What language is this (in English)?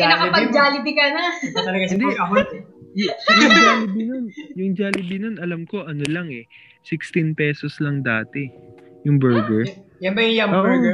Filipino